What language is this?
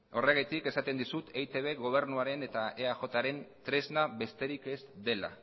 Basque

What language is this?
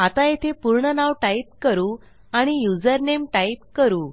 Marathi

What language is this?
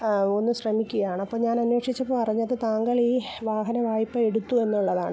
Malayalam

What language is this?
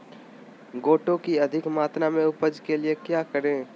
Magahi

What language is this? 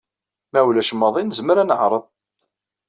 Kabyle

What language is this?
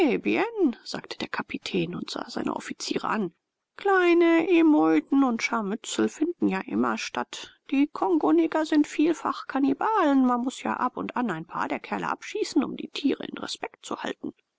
German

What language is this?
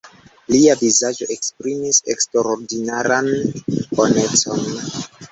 Esperanto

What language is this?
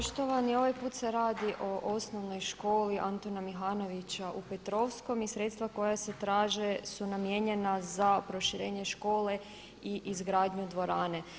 Croatian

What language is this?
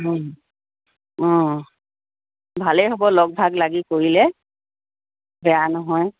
Assamese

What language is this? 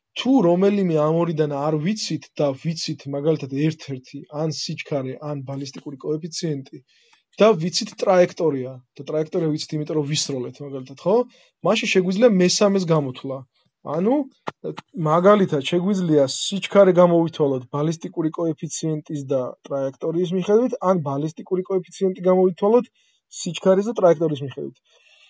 Romanian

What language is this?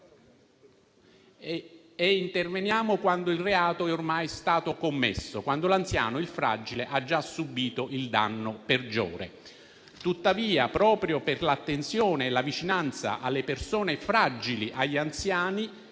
Italian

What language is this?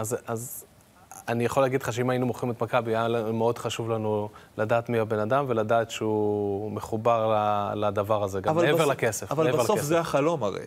Hebrew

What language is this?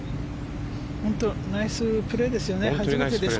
Japanese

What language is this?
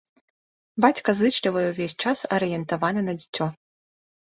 Belarusian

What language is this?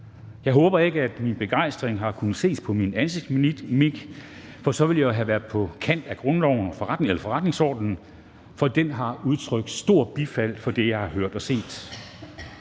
Danish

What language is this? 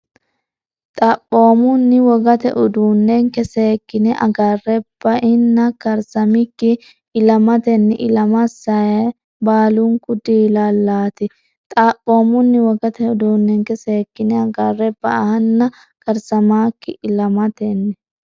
Sidamo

